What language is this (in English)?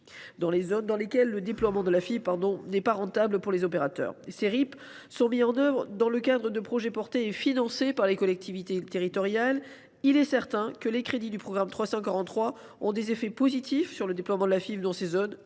French